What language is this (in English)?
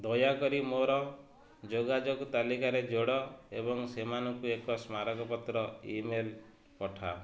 Odia